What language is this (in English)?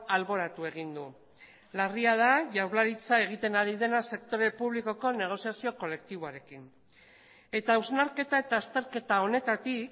Basque